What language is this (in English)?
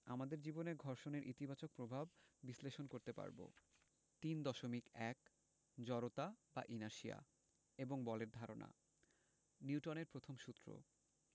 Bangla